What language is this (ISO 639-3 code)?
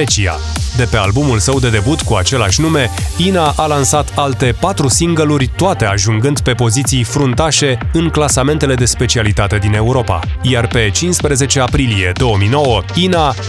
ron